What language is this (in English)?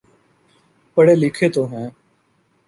Urdu